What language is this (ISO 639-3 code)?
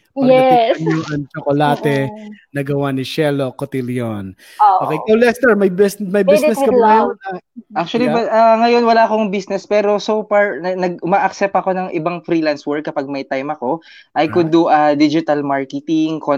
fil